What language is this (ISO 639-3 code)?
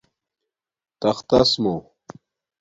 dmk